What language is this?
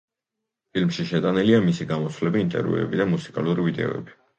Georgian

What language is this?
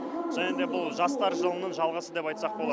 Kazakh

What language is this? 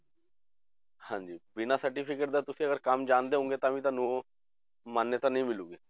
Punjabi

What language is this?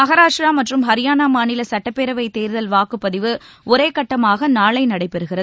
Tamil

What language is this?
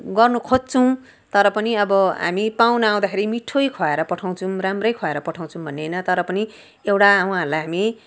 Nepali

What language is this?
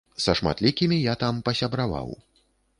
Belarusian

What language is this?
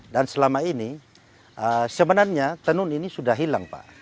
Indonesian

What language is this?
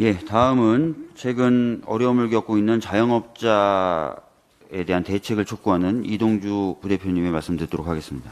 Korean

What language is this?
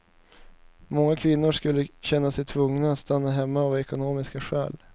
Swedish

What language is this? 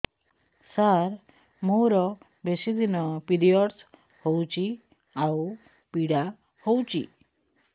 Odia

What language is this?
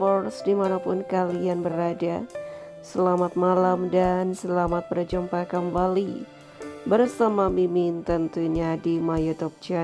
Indonesian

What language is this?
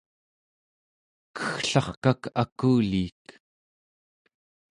Central Yupik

